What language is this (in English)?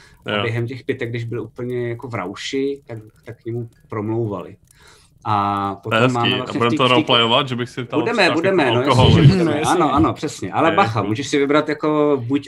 Czech